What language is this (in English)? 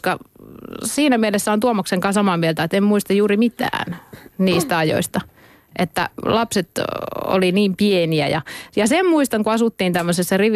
Finnish